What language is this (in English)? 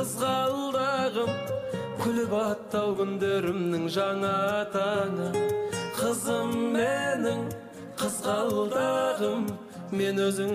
Turkish